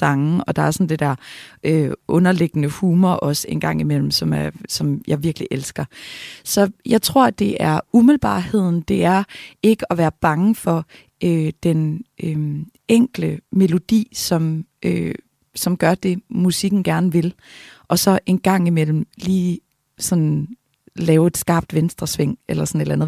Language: Danish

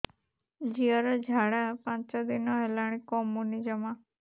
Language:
Odia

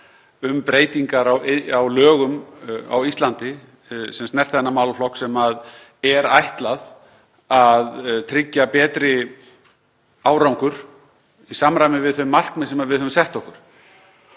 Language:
Icelandic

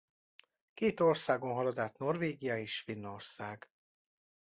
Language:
Hungarian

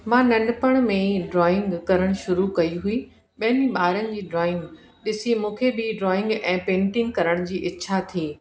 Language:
Sindhi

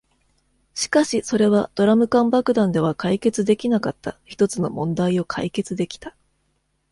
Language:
Japanese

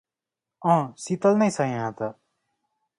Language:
Nepali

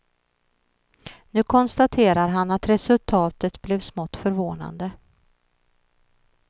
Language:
Swedish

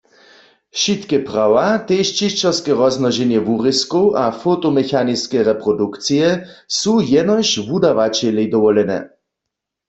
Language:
Upper Sorbian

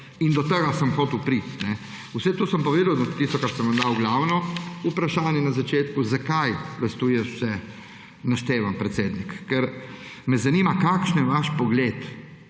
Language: Slovenian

